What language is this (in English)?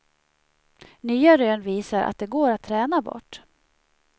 Swedish